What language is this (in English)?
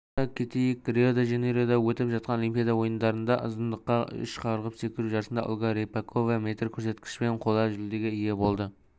Kazakh